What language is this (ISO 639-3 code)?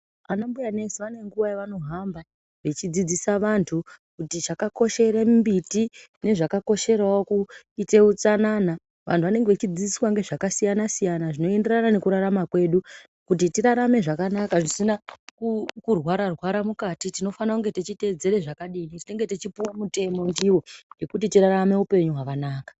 ndc